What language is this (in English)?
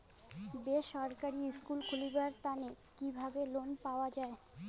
Bangla